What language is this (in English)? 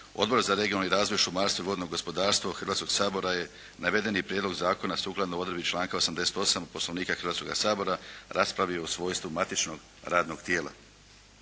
Croatian